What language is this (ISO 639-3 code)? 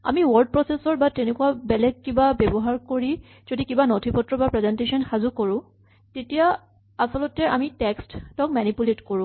asm